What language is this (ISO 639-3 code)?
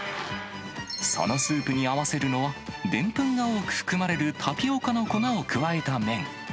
jpn